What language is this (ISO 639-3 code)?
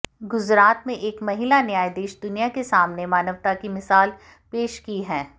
hin